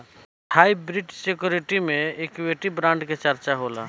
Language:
Bhojpuri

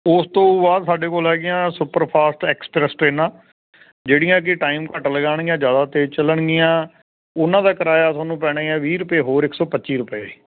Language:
Punjabi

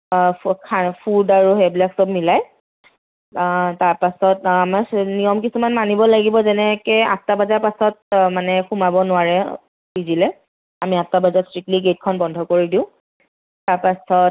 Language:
Assamese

